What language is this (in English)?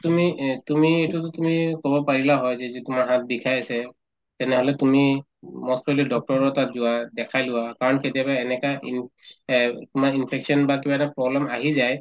Assamese